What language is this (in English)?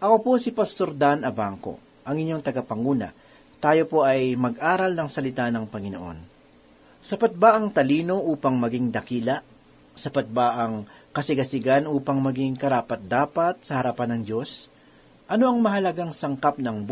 Filipino